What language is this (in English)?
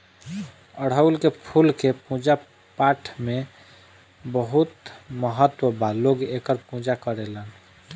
Bhojpuri